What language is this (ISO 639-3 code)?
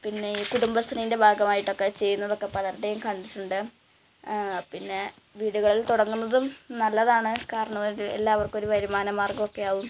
mal